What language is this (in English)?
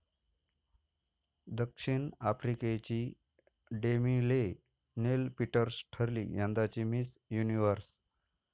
Marathi